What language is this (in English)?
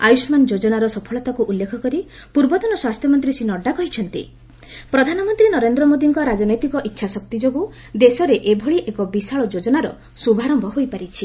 Odia